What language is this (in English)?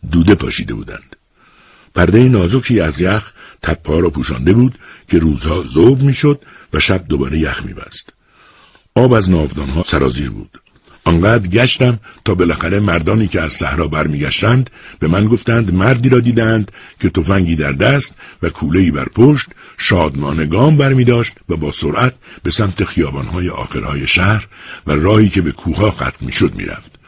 Persian